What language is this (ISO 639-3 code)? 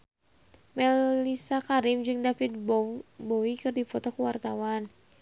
sun